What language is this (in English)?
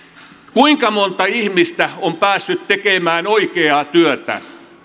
Finnish